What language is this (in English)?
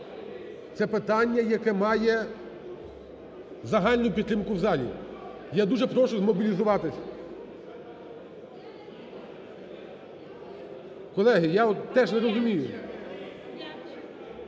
Ukrainian